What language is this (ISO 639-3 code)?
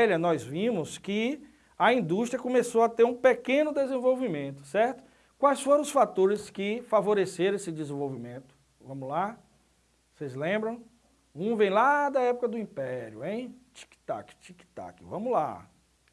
por